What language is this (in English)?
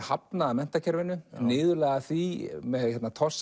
Icelandic